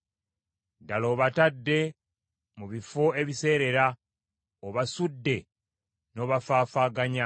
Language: Ganda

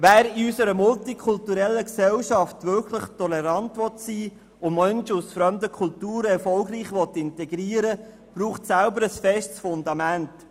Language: Swiss German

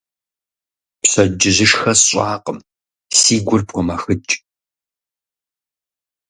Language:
Kabardian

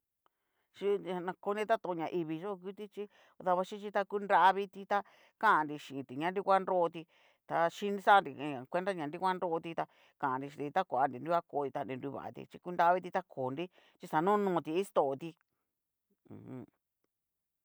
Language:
Cacaloxtepec Mixtec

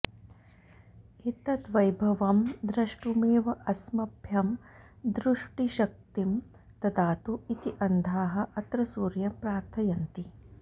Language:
Sanskrit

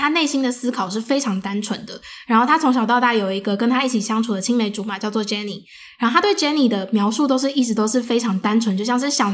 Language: Chinese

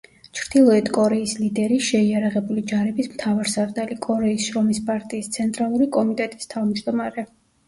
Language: Georgian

